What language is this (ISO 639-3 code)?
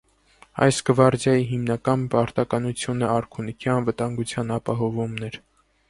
hye